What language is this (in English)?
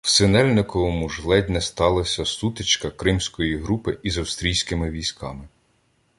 Ukrainian